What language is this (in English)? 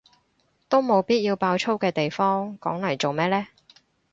Cantonese